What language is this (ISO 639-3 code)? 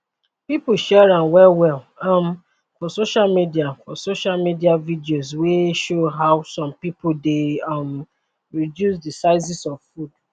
pcm